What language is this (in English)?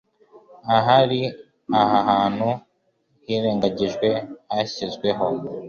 Kinyarwanda